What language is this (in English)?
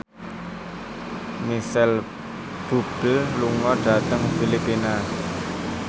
Javanese